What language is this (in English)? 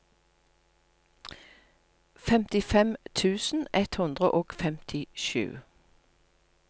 Norwegian